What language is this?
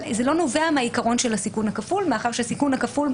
Hebrew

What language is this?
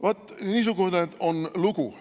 Estonian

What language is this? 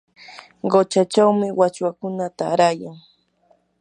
Yanahuanca Pasco Quechua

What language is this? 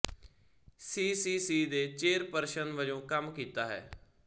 Punjabi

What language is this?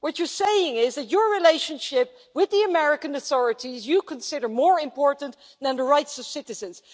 English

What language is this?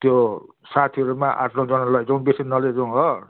Nepali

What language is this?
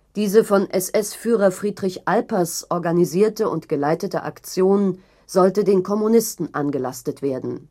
German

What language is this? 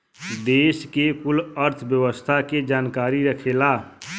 Bhojpuri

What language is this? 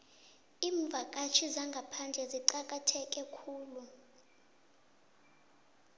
South Ndebele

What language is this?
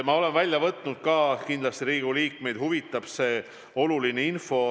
Estonian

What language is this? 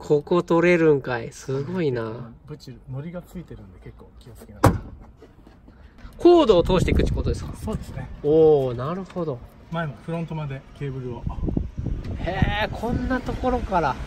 Japanese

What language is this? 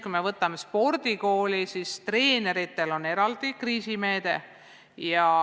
Estonian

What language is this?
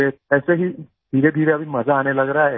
Hindi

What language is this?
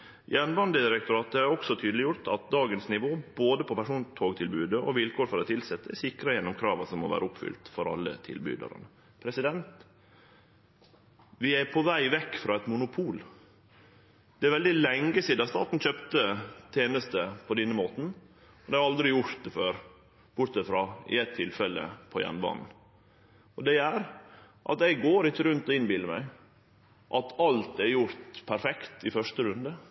Norwegian Nynorsk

